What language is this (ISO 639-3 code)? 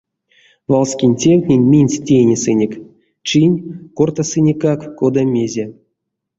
myv